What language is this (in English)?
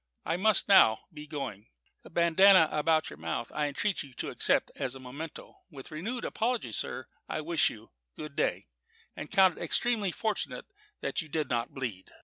English